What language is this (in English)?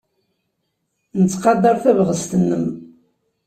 Kabyle